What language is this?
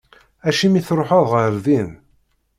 Kabyle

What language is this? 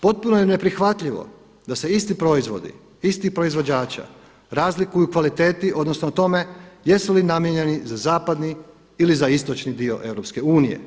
Croatian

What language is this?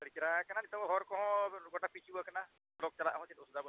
Santali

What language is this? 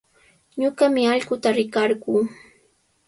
Sihuas Ancash Quechua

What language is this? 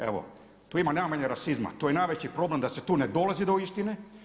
Croatian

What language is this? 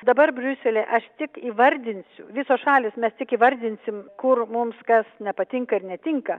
Lithuanian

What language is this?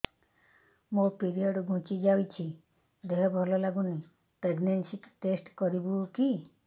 Odia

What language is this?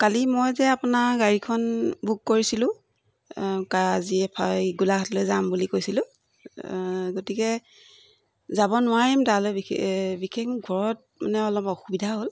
Assamese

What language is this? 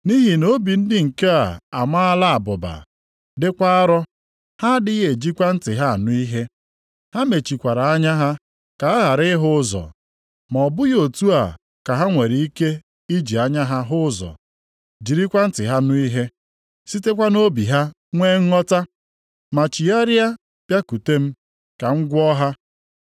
Igbo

